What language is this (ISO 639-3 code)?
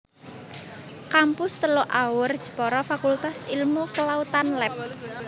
jav